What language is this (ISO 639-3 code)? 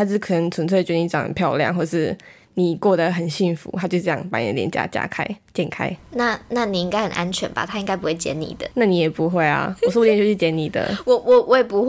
zho